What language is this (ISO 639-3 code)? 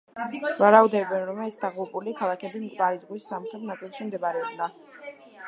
kat